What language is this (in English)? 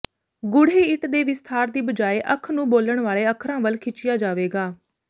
Punjabi